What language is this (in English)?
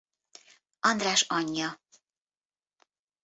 Hungarian